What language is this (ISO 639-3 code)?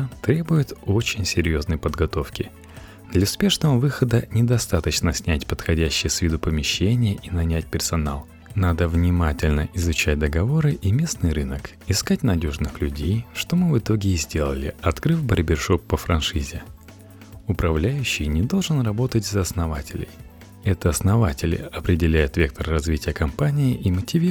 rus